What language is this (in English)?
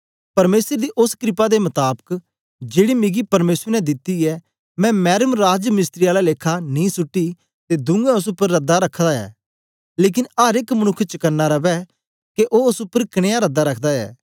Dogri